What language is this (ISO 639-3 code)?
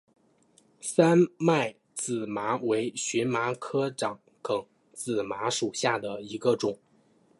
zho